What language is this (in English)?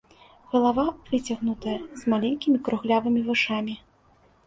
Belarusian